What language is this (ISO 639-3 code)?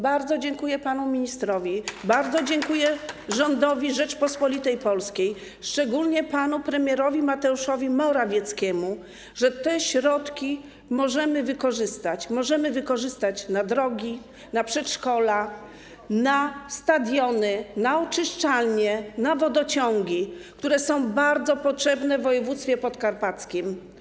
pol